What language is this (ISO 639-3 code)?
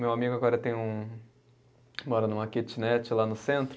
por